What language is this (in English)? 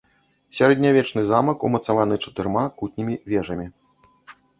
Belarusian